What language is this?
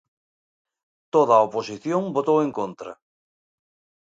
Galician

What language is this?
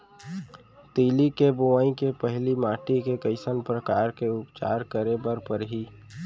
Chhattisgarhi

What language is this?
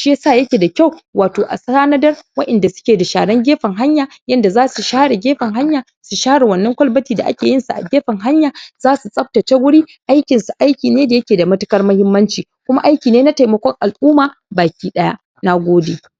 Hausa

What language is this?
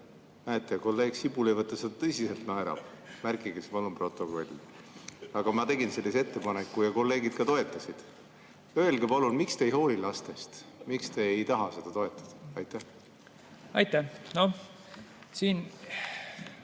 Estonian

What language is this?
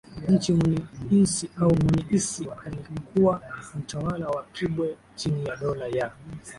Swahili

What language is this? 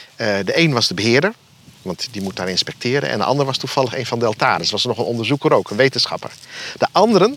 Dutch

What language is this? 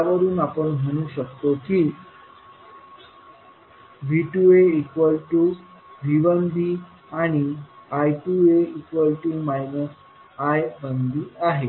Marathi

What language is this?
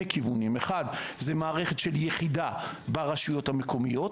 Hebrew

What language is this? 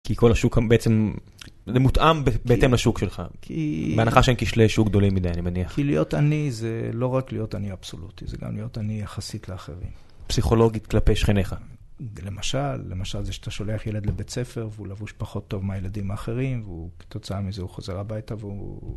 Hebrew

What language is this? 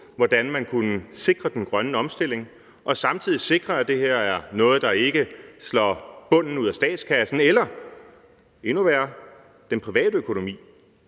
Danish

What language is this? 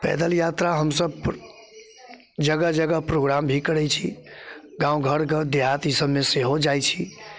Maithili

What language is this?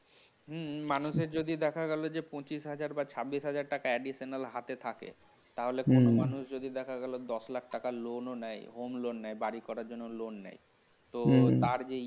Bangla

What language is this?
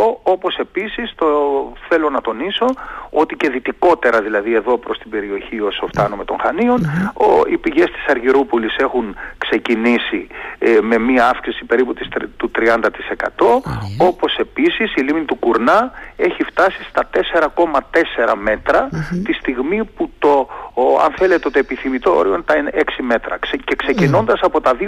Greek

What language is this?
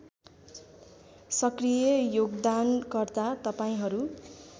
Nepali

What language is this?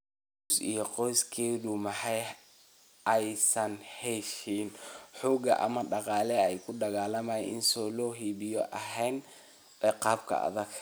Somali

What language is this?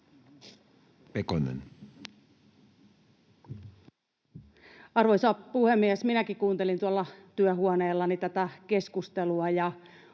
Finnish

